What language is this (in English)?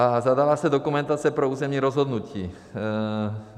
Czech